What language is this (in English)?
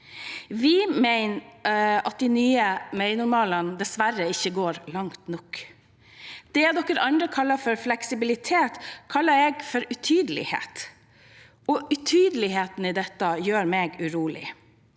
Norwegian